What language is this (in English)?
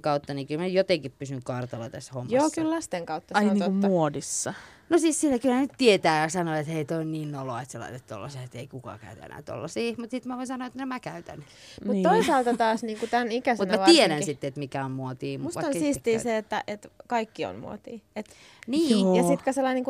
Finnish